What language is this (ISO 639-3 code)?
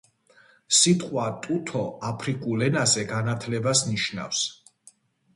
kat